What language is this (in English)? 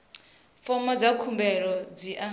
Venda